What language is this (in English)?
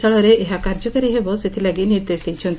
Odia